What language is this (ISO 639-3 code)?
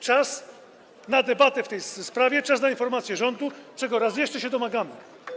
pol